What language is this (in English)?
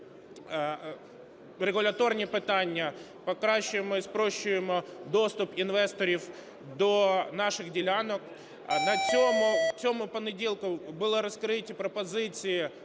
Ukrainian